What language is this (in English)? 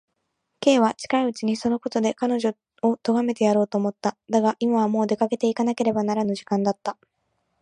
Japanese